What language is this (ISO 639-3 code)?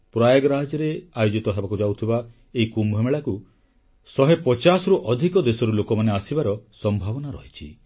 ori